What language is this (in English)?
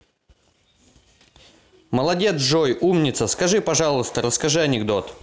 Russian